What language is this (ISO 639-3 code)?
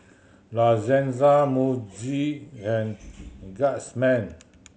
eng